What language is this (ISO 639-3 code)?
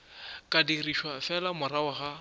nso